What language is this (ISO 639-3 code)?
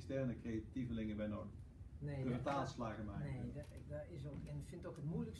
nld